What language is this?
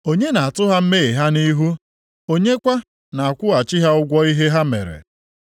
Igbo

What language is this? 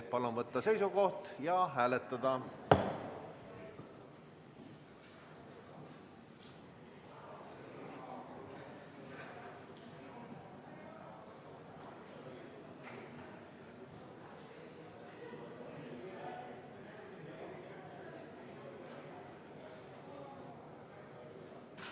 Estonian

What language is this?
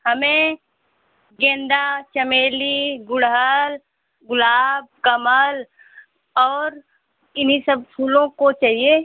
Hindi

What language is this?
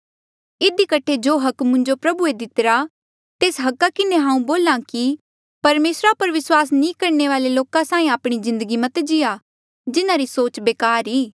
Mandeali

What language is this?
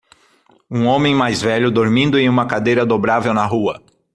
Portuguese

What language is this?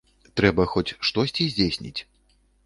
Belarusian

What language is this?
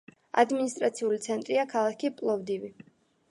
Georgian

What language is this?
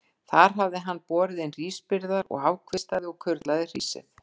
Icelandic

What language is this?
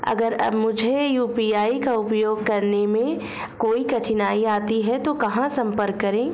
Hindi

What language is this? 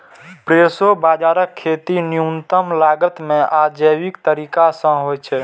Maithili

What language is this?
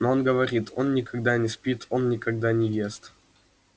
Russian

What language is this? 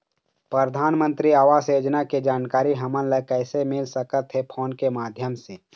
Chhattisgarhi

